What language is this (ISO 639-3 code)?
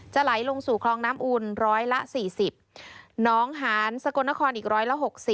tha